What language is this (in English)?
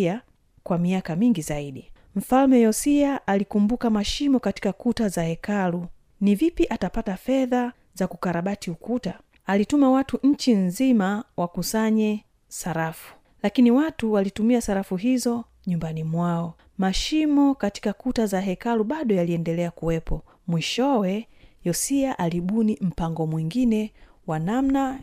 Swahili